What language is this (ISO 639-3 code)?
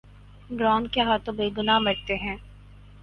urd